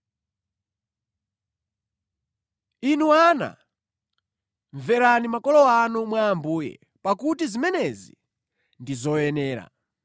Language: Nyanja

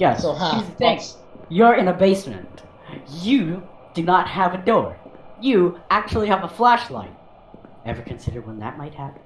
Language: English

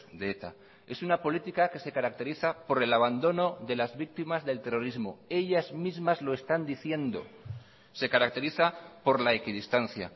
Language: Spanish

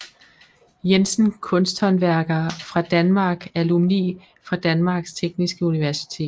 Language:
Danish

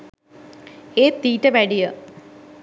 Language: Sinhala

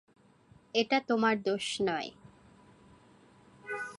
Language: Bangla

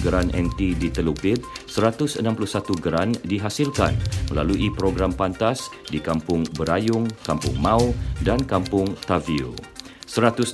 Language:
Malay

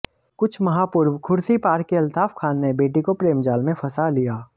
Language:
Hindi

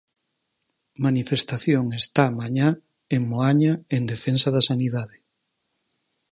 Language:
Galician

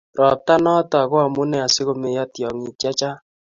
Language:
Kalenjin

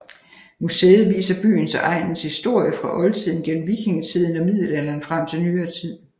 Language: Danish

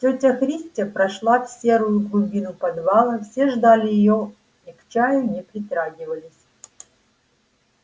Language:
Russian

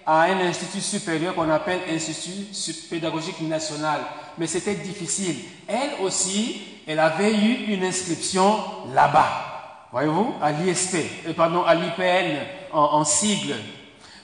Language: French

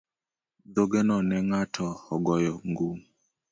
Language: Luo (Kenya and Tanzania)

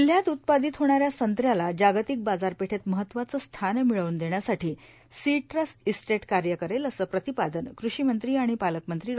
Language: Marathi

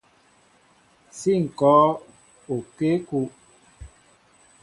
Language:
Mbo (Cameroon)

